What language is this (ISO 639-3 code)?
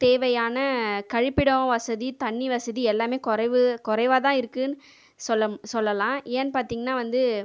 tam